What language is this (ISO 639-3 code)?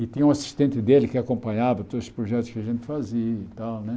por